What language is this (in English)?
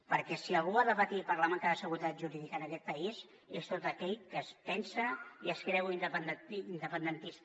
Catalan